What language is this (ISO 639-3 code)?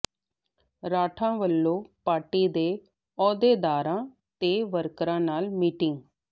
pan